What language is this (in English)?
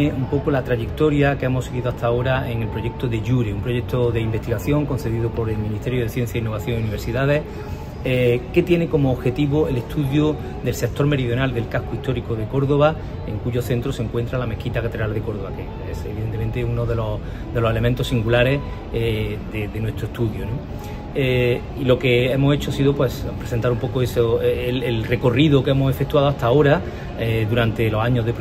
Spanish